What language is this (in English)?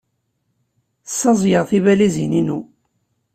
Kabyle